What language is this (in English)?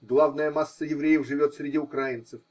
Russian